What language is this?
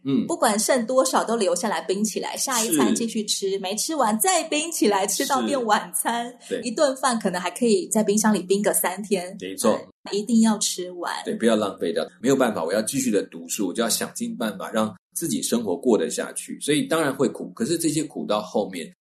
Chinese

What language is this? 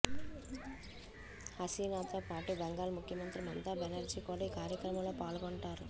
Telugu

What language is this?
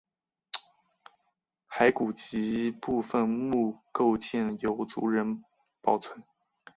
Chinese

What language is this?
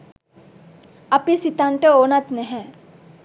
Sinhala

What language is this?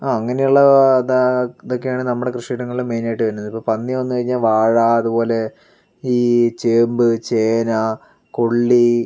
Malayalam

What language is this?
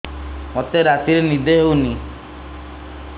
Odia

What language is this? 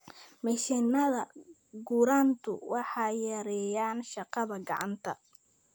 Somali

